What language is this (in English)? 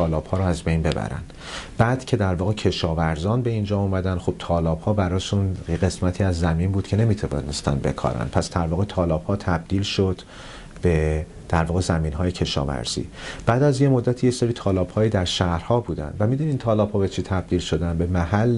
Persian